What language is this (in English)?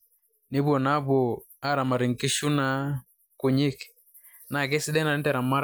Masai